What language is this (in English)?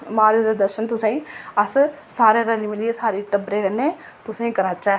Dogri